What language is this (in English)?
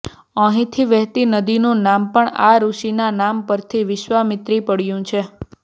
Gujarati